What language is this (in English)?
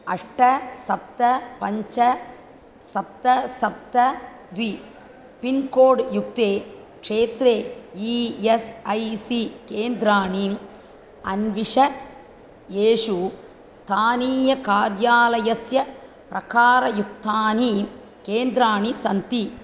Sanskrit